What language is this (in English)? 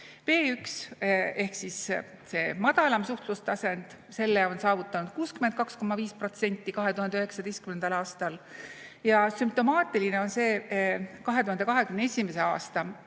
Estonian